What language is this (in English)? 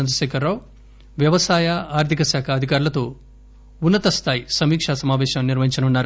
Telugu